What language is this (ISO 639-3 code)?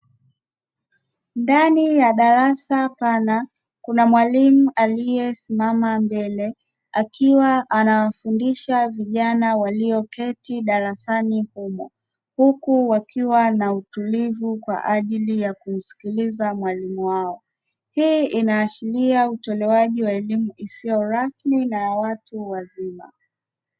swa